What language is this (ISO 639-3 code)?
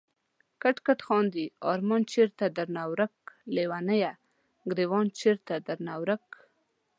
pus